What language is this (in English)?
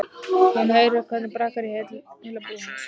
Icelandic